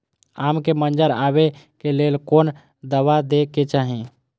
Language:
Maithili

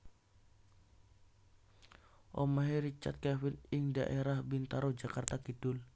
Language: Javanese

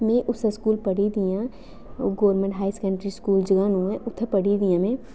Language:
Dogri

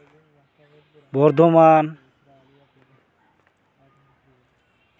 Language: Santali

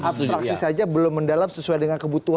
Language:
Indonesian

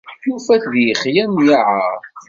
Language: Kabyle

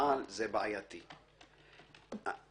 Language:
Hebrew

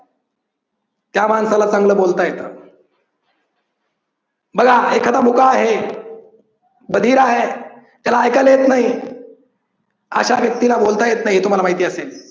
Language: Marathi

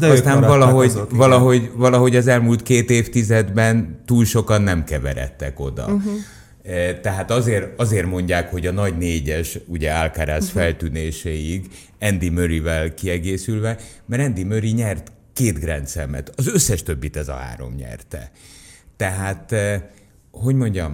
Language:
Hungarian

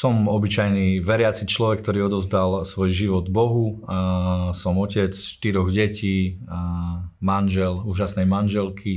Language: Slovak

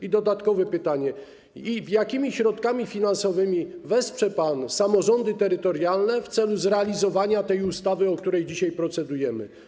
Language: Polish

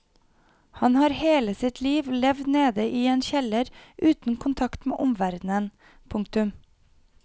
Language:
Norwegian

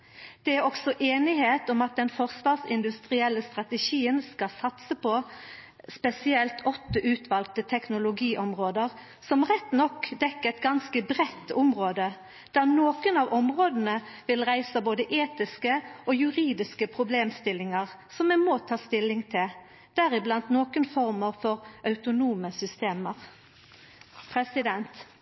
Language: Norwegian Nynorsk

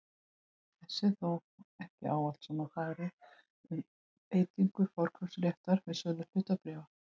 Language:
Icelandic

